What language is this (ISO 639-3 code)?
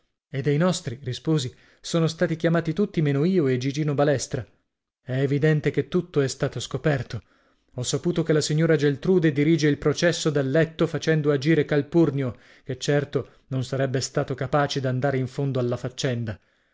ita